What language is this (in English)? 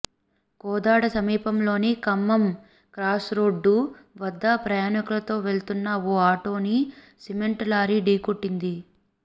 Telugu